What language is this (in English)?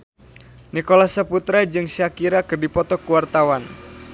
Sundanese